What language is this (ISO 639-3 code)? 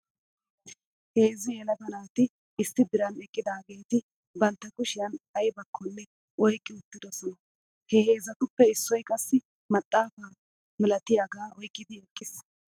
wal